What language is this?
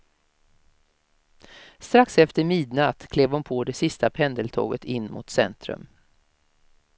Swedish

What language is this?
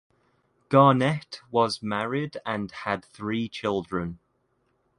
English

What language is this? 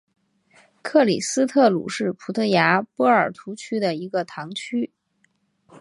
Chinese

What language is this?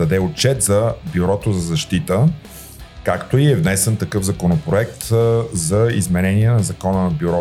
Bulgarian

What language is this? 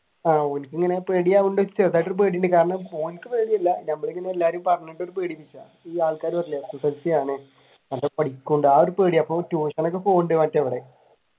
Malayalam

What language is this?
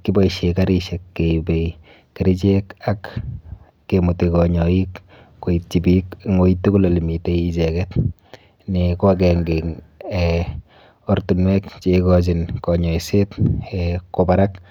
Kalenjin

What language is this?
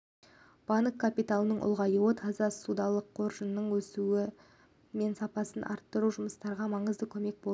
Kazakh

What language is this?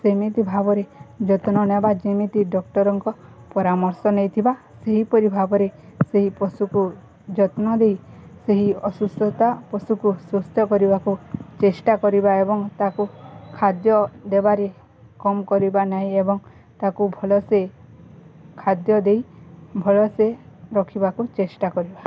Odia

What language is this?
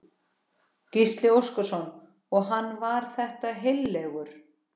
Icelandic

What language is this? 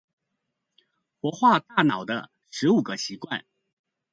Chinese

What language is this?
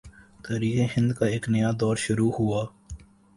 Urdu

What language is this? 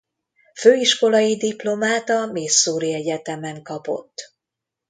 Hungarian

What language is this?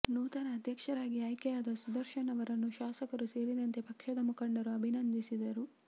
Kannada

